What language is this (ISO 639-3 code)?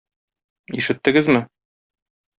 tat